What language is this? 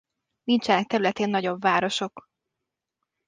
Hungarian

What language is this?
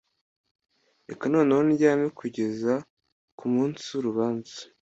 Kinyarwanda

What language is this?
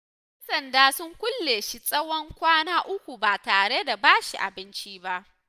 Hausa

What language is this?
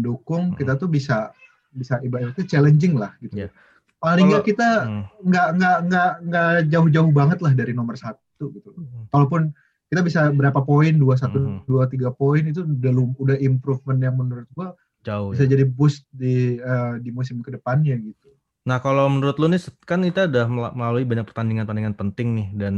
Indonesian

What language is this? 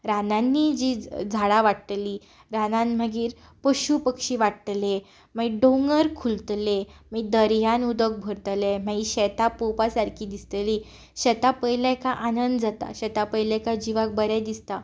Konkani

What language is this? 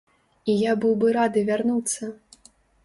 Belarusian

